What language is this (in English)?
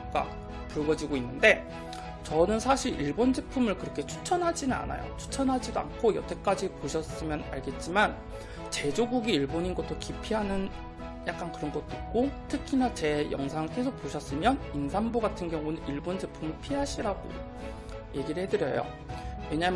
Korean